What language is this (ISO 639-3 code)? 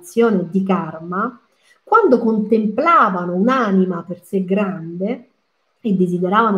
ita